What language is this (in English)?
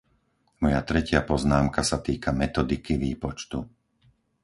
Slovak